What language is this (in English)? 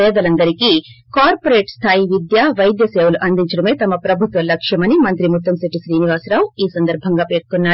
Telugu